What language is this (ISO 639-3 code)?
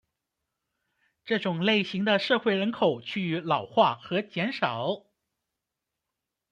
zho